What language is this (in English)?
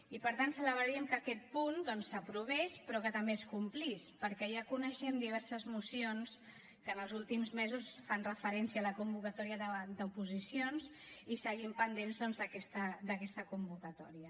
Catalan